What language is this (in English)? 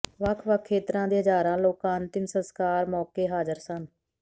Punjabi